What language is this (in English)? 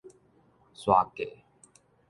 Min Nan Chinese